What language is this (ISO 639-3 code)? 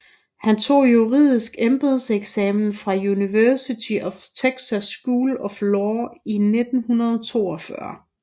dan